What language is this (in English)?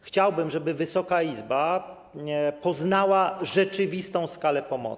Polish